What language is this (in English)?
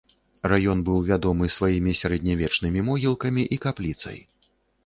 Belarusian